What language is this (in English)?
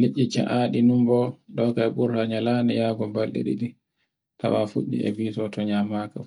Borgu Fulfulde